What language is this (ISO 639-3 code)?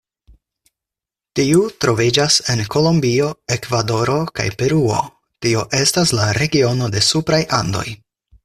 epo